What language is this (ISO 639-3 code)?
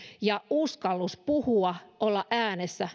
fin